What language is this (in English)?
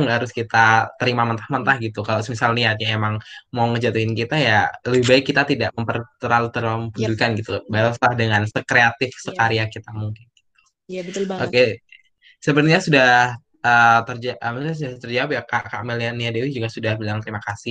Indonesian